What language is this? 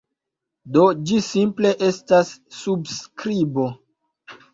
Esperanto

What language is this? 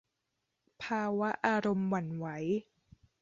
Thai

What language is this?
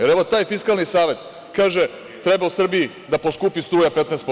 Serbian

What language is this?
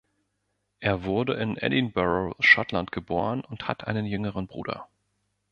German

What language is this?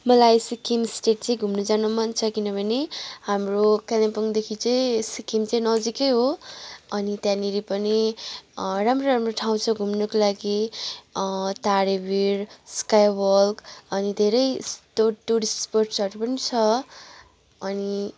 Nepali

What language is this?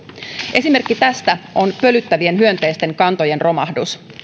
Finnish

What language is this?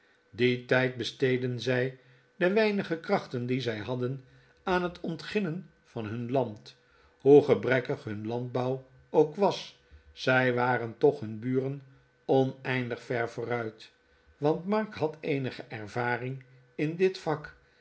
Dutch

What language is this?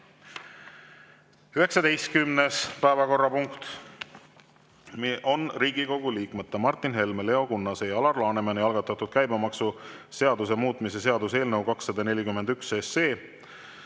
Estonian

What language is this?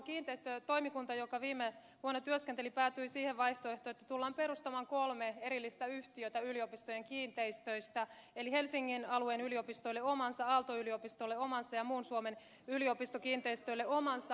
Finnish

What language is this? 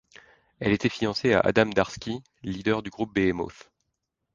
French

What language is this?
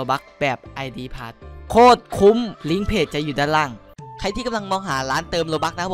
Thai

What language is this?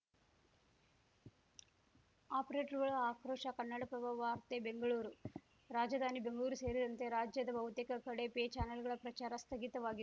Kannada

